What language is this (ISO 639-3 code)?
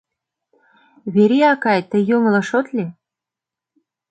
chm